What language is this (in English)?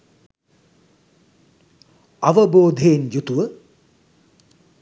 Sinhala